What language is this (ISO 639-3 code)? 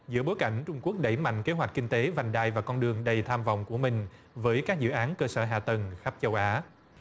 vie